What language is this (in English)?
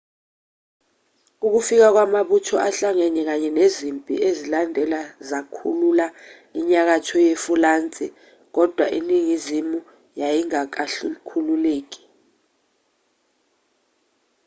Zulu